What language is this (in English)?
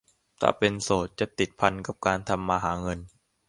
Thai